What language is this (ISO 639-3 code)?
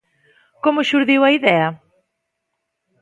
glg